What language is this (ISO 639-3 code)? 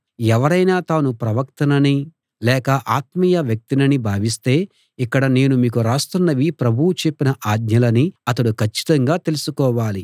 tel